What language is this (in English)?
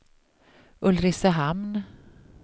Swedish